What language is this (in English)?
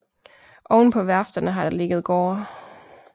Danish